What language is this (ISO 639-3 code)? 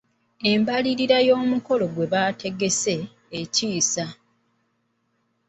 lug